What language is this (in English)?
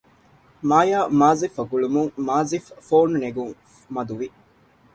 Divehi